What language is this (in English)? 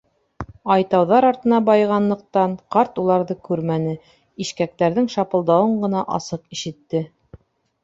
Bashkir